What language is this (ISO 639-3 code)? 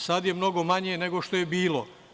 srp